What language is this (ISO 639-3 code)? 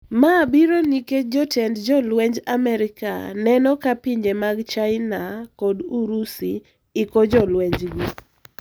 luo